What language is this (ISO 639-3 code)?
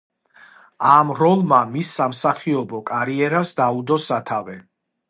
kat